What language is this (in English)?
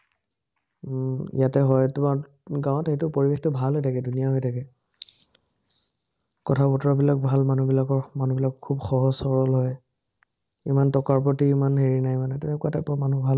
Assamese